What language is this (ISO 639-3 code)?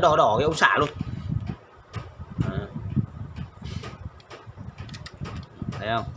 vie